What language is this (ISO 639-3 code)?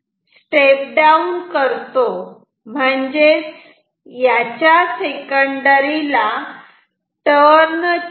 mar